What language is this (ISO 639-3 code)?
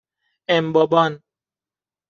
fas